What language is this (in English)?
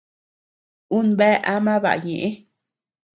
Tepeuxila Cuicatec